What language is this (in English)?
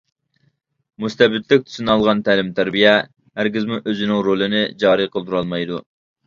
Uyghur